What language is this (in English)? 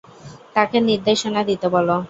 Bangla